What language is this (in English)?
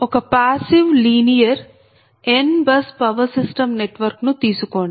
Telugu